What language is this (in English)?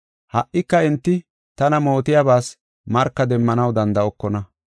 Gofa